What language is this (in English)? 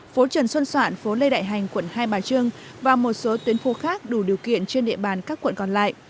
Vietnamese